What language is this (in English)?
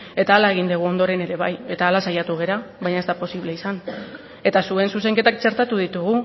Basque